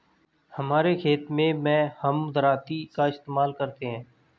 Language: Hindi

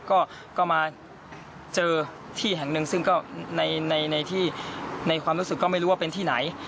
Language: Thai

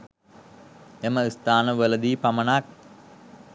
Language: Sinhala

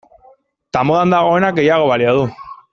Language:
Basque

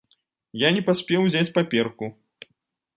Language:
Belarusian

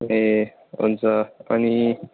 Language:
Nepali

